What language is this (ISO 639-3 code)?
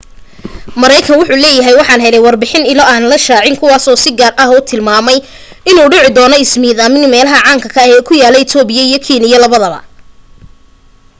som